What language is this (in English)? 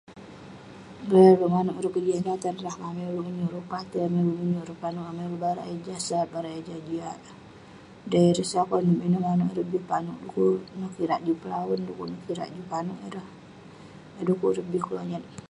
Western Penan